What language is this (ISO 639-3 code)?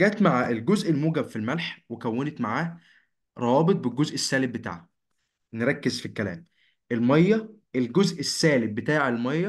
ara